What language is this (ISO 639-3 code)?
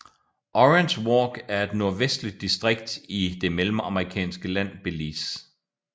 dan